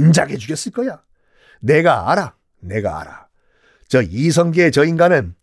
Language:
Korean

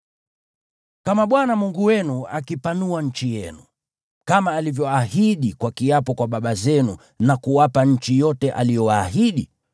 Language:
Swahili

